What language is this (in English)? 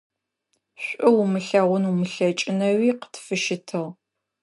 Adyghe